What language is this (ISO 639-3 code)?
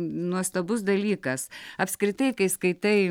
lit